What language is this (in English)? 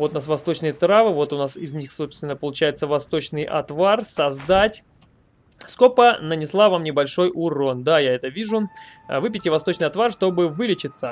Russian